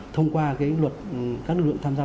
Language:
Vietnamese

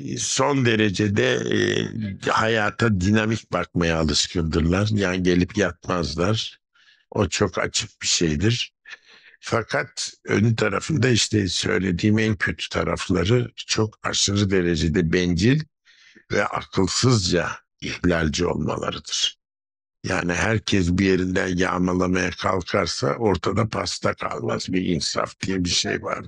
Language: Turkish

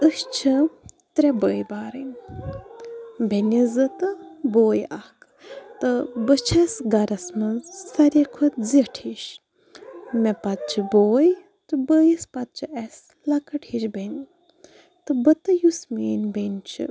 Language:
Kashmiri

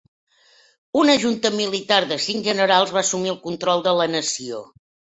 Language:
Catalan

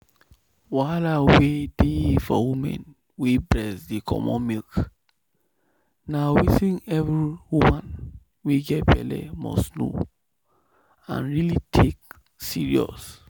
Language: Nigerian Pidgin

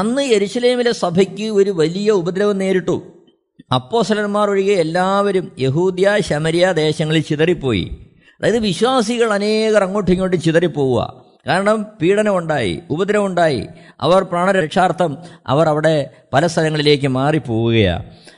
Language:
Malayalam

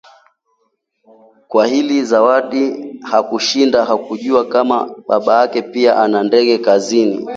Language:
Swahili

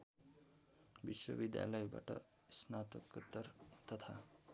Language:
Nepali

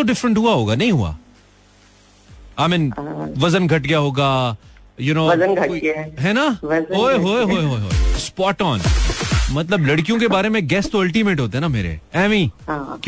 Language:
Hindi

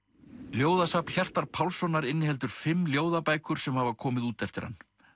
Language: Icelandic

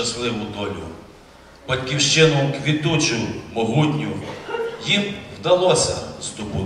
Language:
Ukrainian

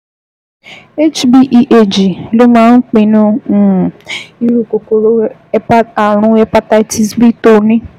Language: Yoruba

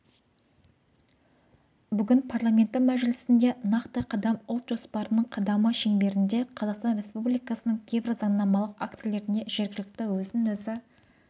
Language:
Kazakh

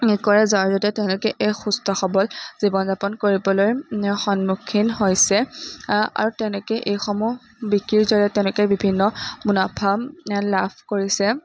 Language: Assamese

